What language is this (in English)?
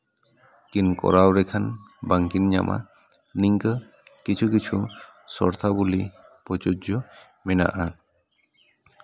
Santali